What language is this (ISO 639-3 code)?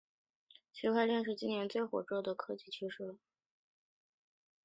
zho